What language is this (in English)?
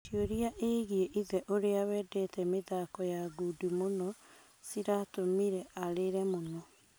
Kikuyu